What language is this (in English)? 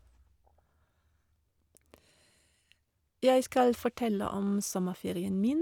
Norwegian